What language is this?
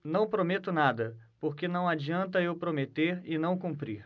Portuguese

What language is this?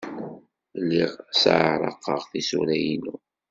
Kabyle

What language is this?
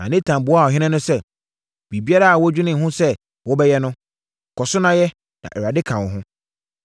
Akan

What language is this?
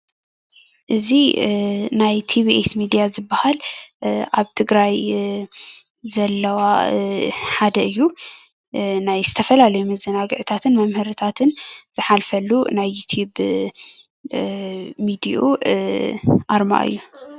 Tigrinya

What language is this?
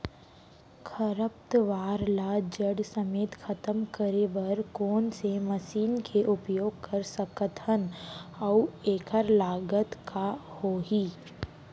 Chhattisgarhi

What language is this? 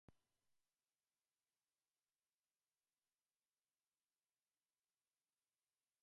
Slovenian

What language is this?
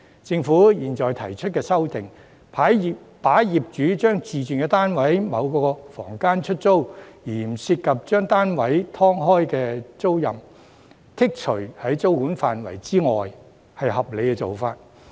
Cantonese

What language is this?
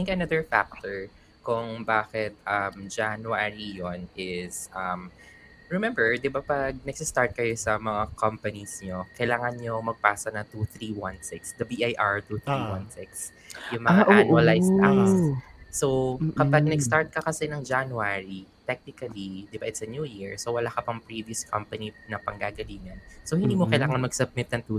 Filipino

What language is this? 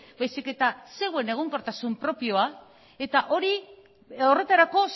Basque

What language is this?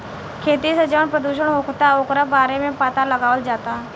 Bhojpuri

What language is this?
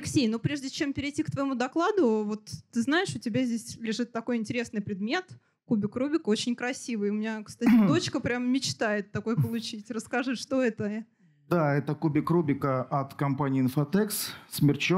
Russian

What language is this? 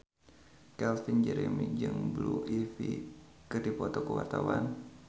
Sundanese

